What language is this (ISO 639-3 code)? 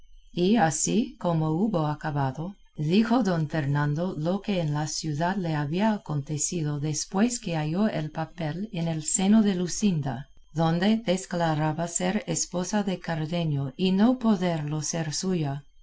spa